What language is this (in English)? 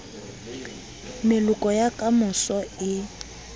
Southern Sotho